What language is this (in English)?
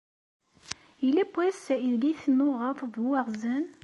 Kabyle